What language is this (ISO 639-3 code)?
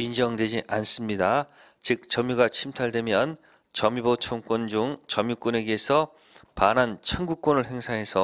kor